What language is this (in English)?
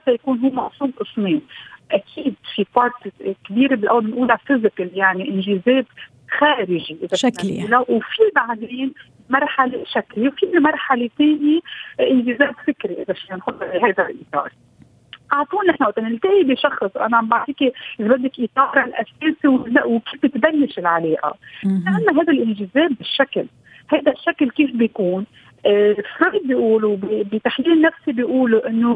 Arabic